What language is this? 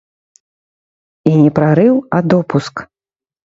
Belarusian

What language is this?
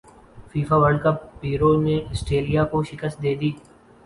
Urdu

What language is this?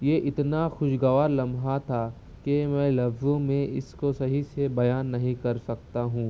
Urdu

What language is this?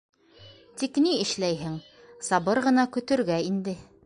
Bashkir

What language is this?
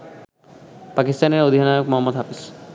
Bangla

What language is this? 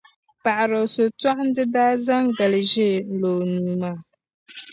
Dagbani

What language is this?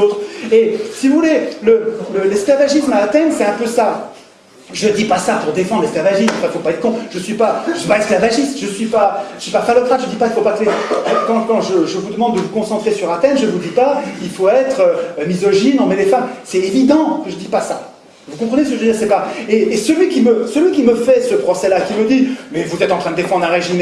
French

